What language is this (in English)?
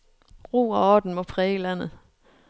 Danish